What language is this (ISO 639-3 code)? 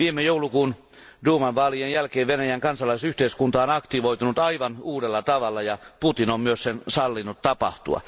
fin